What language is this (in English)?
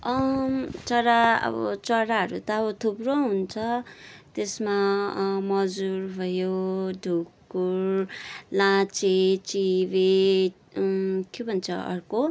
Nepali